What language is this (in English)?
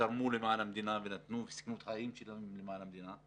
Hebrew